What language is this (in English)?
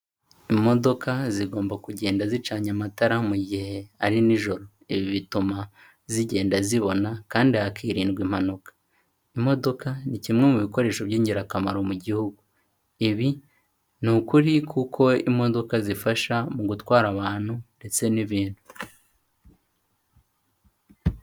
Kinyarwanda